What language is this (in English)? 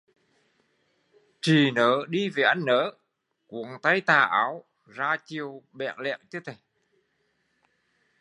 Vietnamese